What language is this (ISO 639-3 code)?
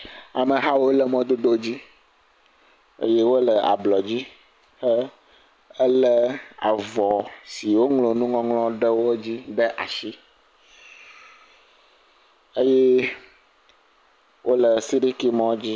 ewe